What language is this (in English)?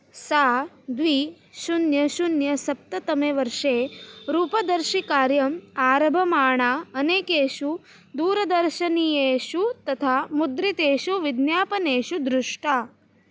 Sanskrit